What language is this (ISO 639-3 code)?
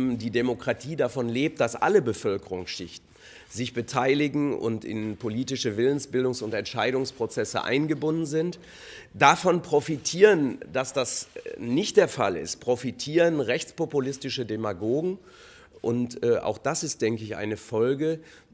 deu